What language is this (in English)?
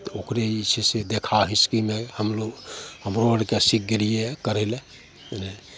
Maithili